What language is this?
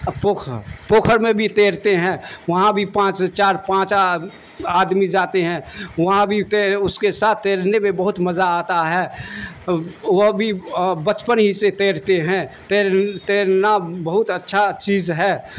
Urdu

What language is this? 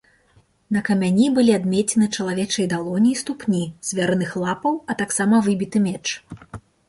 Belarusian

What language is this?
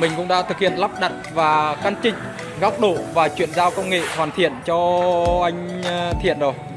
Vietnamese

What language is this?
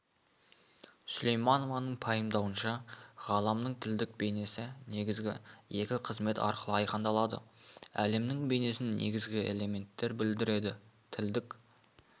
Kazakh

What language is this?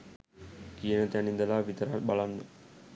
Sinhala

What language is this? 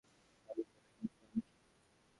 Bangla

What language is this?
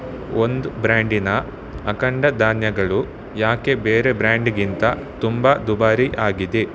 Kannada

